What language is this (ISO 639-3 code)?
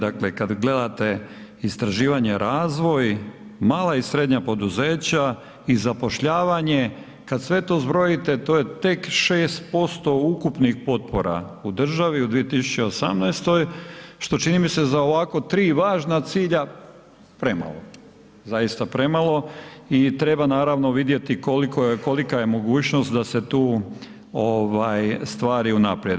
hrv